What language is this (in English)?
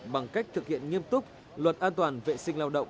Vietnamese